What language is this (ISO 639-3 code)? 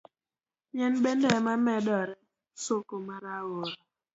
luo